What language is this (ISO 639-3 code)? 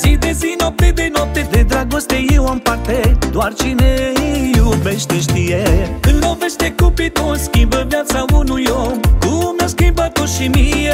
ron